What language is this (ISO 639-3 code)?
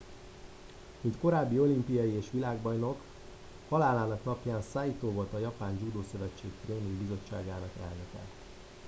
hun